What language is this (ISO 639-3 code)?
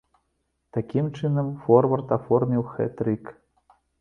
bel